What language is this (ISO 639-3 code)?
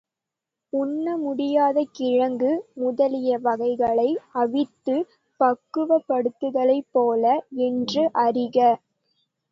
tam